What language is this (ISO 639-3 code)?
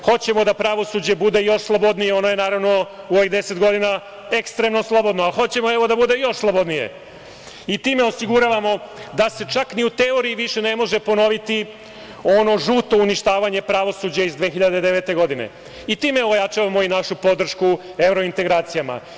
srp